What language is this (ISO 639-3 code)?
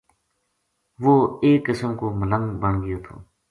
gju